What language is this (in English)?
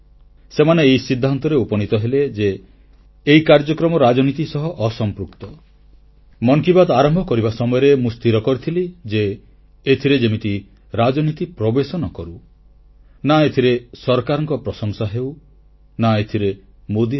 Odia